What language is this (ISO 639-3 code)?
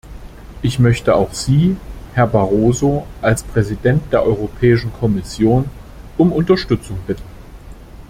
deu